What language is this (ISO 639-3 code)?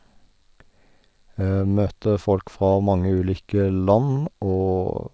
nor